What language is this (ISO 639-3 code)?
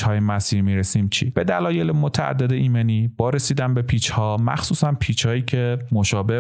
fas